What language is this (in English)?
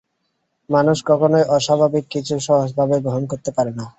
Bangla